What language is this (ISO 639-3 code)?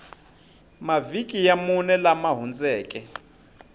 tso